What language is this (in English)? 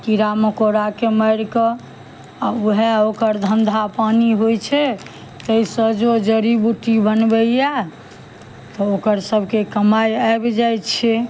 Maithili